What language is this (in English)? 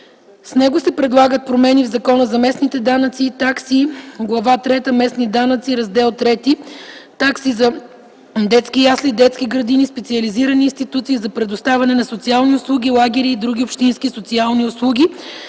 Bulgarian